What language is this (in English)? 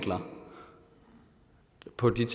Danish